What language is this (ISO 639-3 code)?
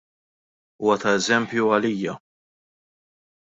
mlt